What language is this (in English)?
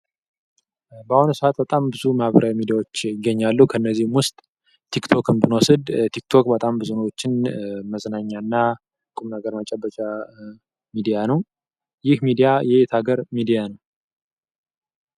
Amharic